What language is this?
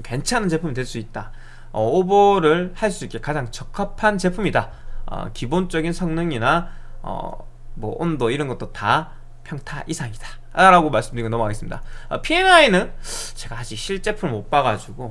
Korean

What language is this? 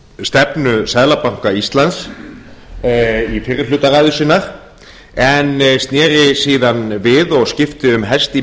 Icelandic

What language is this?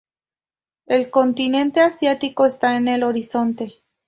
Spanish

